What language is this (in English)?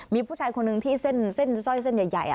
Thai